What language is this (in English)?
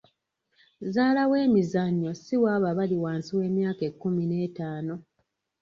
Ganda